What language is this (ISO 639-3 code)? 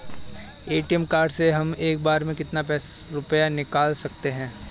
hin